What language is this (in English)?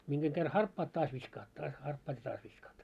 Finnish